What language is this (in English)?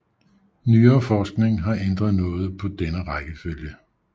Danish